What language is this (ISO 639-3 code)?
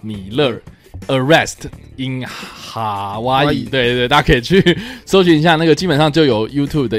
zho